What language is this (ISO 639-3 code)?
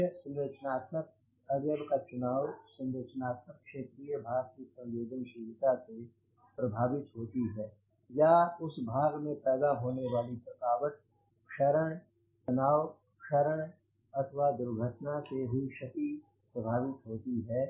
hin